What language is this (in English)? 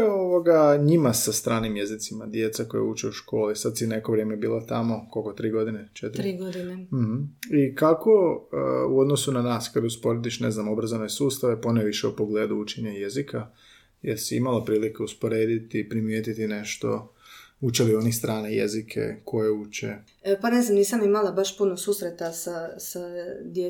Croatian